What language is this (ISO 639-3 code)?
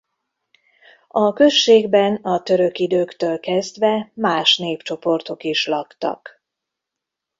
hun